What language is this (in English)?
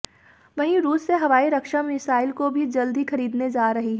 Hindi